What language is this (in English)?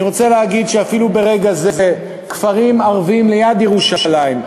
Hebrew